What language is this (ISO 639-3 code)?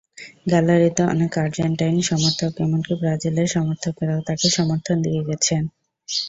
ben